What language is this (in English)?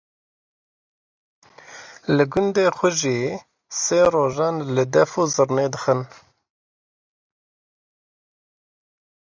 Kurdish